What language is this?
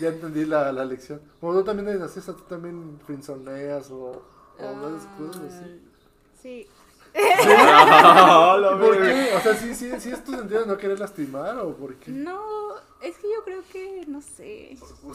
Spanish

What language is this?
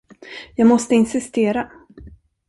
Swedish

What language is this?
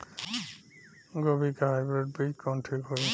Bhojpuri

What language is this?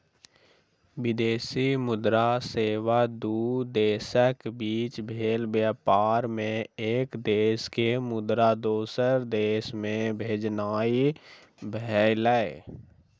Maithili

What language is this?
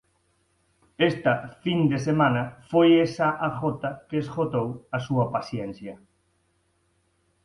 Galician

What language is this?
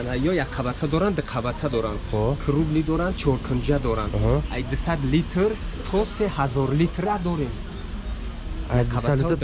Turkish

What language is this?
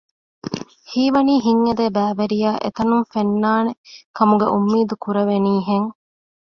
Divehi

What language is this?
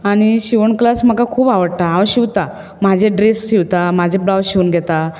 Konkani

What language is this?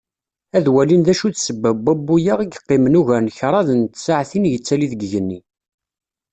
Kabyle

